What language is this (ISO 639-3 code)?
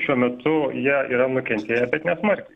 lit